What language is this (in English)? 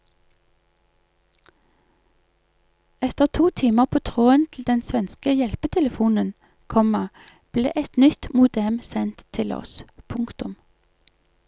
Norwegian